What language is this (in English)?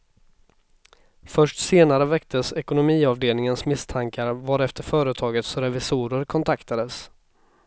Swedish